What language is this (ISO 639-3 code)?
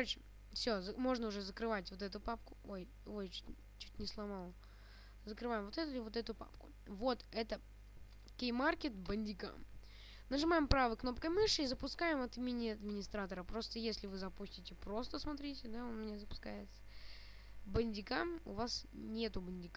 rus